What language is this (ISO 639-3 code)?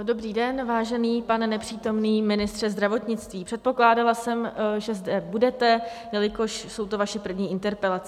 ces